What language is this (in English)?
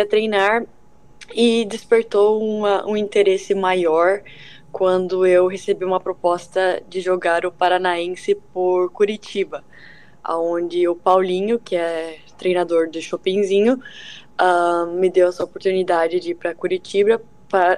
Portuguese